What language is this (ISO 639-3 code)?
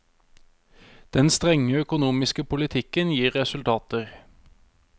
nor